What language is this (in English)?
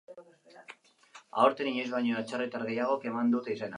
Basque